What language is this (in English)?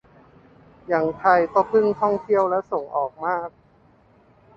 Thai